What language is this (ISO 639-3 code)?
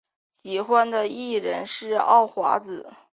zho